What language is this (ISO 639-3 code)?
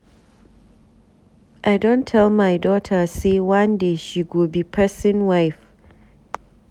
pcm